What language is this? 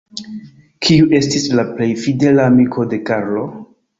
Esperanto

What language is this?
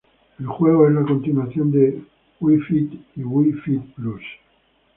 Spanish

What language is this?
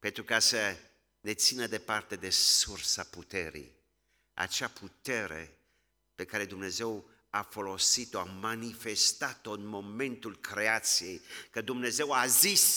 Romanian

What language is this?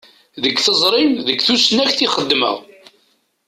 Kabyle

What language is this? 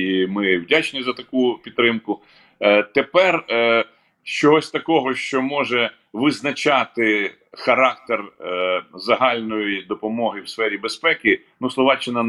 Ukrainian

